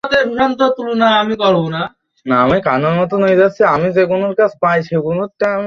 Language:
Bangla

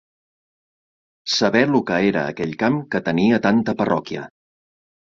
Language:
Catalan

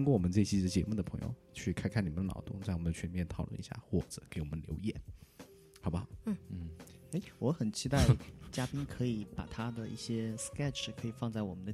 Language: Chinese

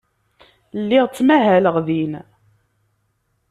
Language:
Kabyle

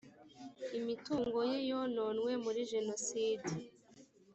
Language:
Kinyarwanda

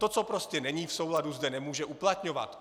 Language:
Czech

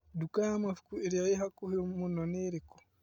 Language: Kikuyu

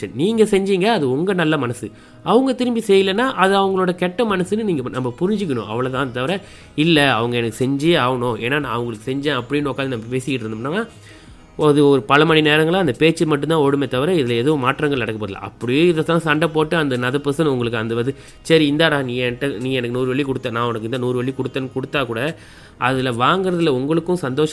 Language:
Tamil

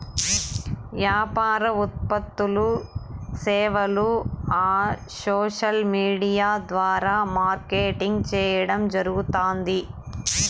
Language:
Telugu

